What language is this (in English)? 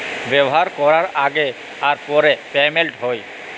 Bangla